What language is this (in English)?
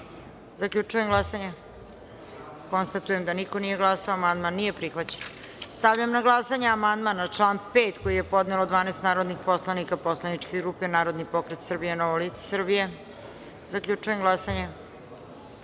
Serbian